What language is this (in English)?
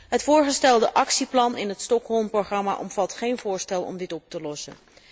Dutch